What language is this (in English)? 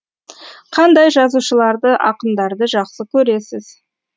Kazakh